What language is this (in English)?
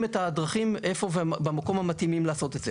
Hebrew